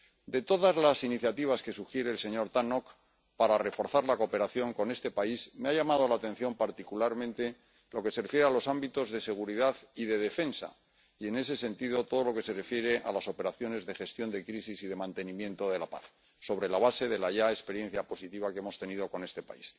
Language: Spanish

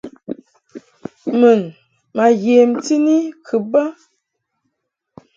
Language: Mungaka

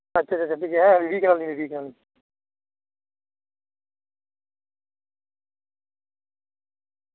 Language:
Santali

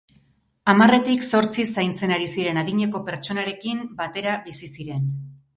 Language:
Basque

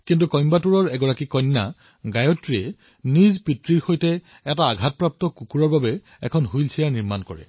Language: Assamese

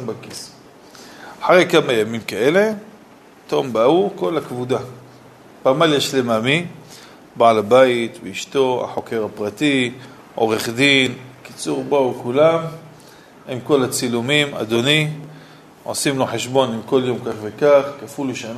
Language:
Hebrew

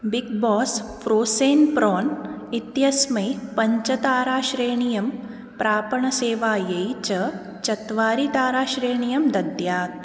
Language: Sanskrit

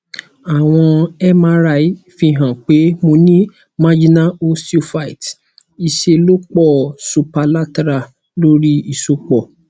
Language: Yoruba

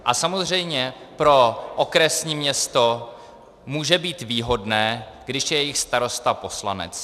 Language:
Czech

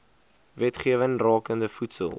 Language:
Afrikaans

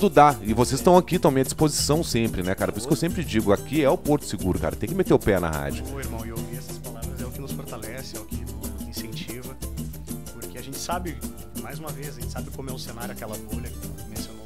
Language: Portuguese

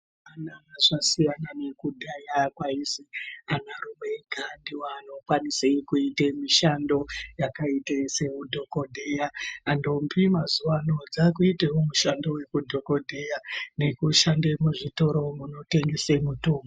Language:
Ndau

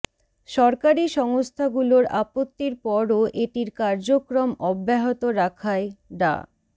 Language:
Bangla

